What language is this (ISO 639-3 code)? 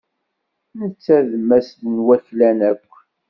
kab